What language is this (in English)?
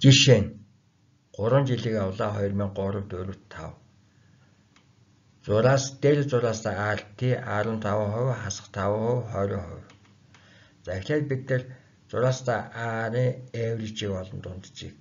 Turkish